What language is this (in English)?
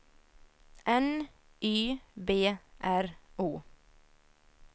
Swedish